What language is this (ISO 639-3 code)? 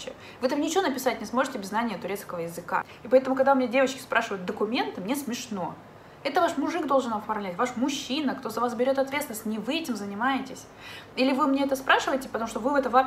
rus